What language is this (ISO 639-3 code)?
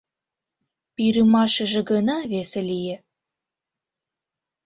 chm